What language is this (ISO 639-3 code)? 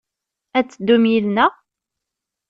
kab